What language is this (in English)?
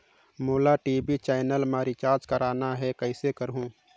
Chhattisgarhi